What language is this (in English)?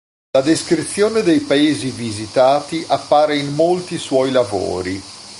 Italian